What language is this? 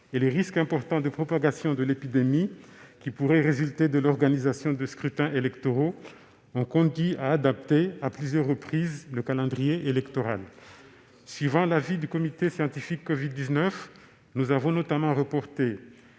French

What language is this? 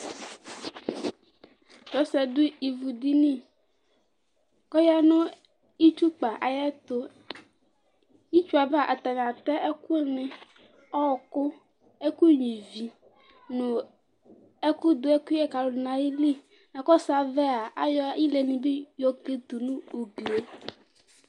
Ikposo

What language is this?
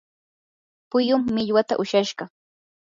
Yanahuanca Pasco Quechua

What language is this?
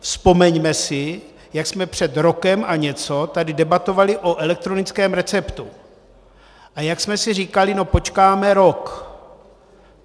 Czech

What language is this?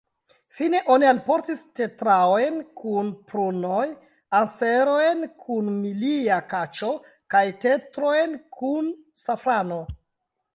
Esperanto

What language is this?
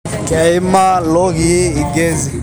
Masai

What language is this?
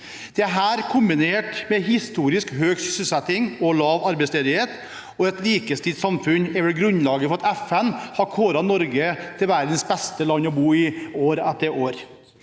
Norwegian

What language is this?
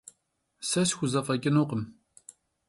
Kabardian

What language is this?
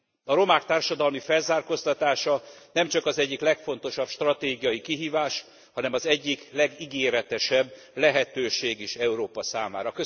Hungarian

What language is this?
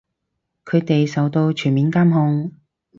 Cantonese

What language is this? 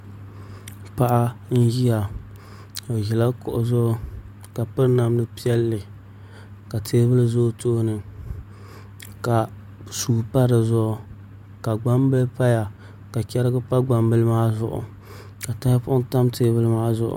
Dagbani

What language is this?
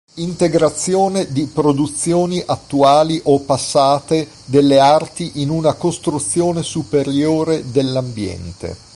Italian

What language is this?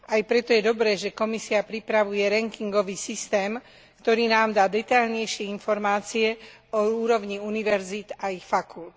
Slovak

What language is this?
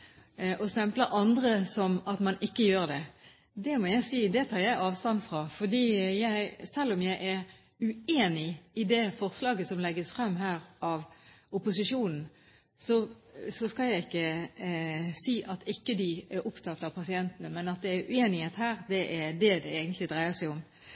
Norwegian Bokmål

